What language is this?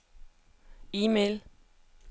Danish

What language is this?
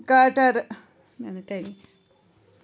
Kashmiri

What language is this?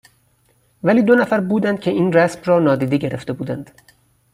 Persian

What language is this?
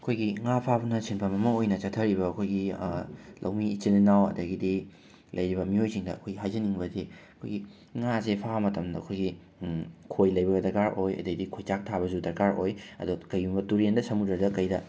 Manipuri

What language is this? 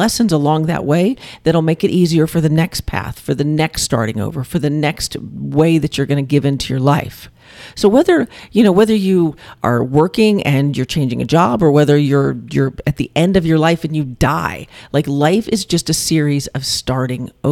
English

